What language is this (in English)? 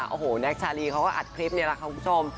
Thai